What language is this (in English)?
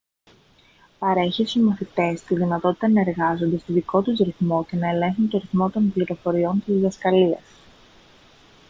Greek